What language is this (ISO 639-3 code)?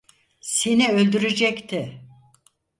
tur